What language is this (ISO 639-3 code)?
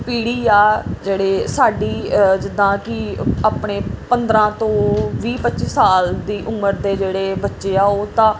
pan